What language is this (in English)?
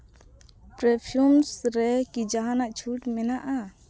Santali